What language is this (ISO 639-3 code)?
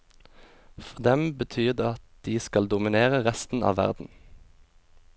nor